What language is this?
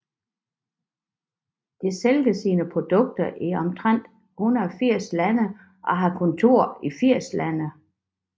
Danish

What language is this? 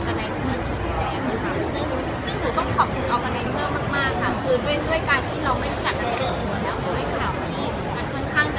Thai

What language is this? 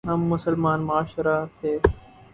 Urdu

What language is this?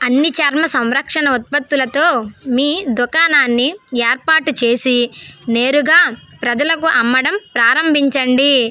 Telugu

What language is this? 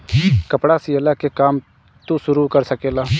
Bhojpuri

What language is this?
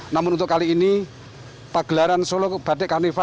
Indonesian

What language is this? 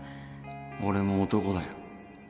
Japanese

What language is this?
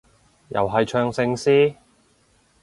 Cantonese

